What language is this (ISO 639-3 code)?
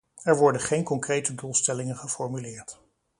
nld